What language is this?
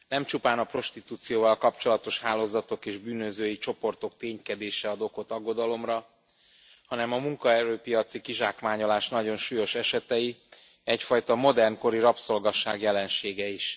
Hungarian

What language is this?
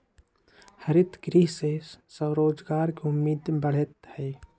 Magahi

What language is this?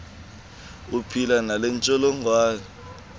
Xhosa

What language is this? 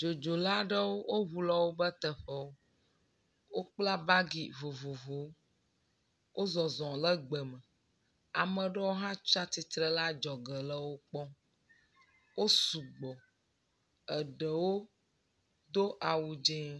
Ewe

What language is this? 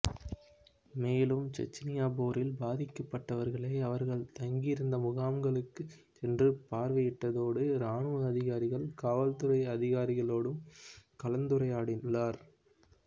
Tamil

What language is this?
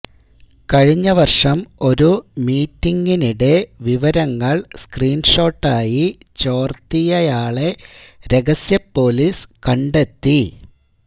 Malayalam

